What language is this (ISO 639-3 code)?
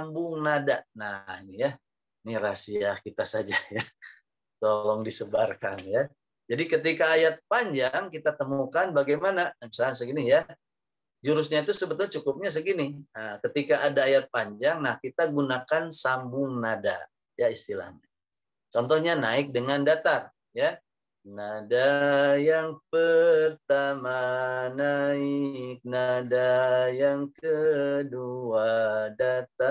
ind